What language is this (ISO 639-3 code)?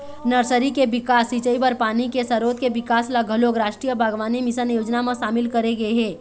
hne